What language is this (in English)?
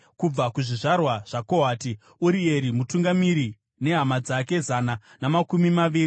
Shona